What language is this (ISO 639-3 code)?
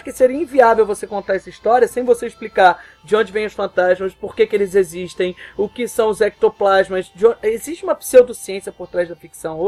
por